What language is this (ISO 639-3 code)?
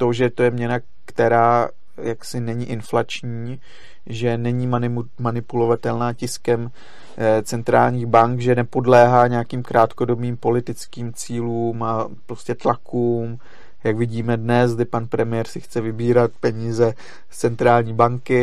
ces